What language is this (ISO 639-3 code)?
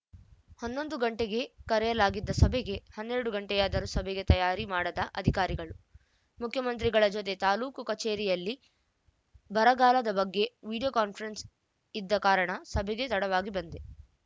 kan